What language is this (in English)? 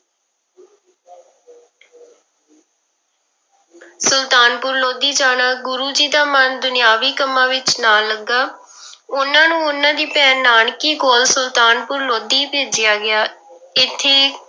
Punjabi